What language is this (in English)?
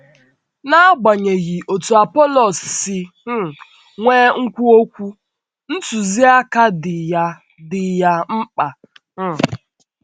Igbo